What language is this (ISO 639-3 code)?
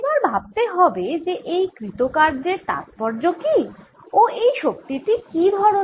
ben